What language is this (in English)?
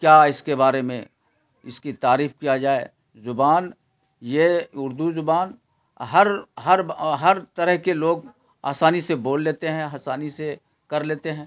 Urdu